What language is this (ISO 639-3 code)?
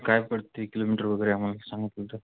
mar